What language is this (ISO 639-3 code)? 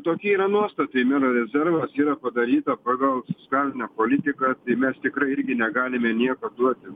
lit